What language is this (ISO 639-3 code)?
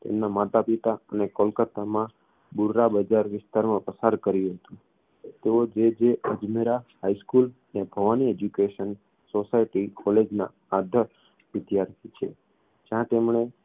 guj